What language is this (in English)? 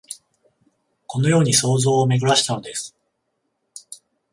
Japanese